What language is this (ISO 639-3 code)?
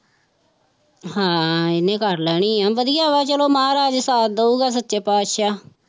pan